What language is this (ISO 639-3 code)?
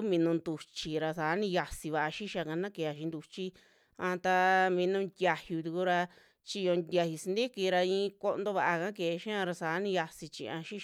jmx